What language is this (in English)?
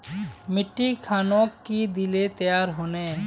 Magahi